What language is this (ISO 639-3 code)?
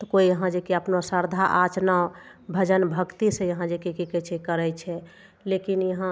mai